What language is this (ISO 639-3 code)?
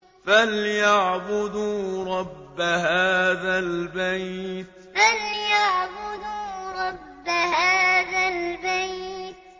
ara